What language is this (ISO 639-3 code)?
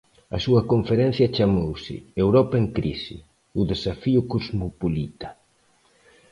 glg